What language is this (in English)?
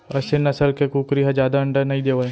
Chhattisgarhi